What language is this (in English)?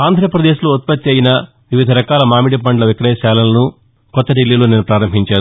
Telugu